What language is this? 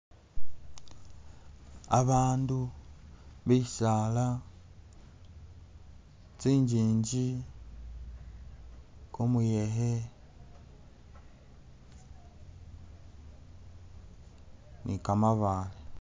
Masaaba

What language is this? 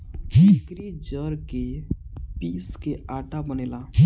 Bhojpuri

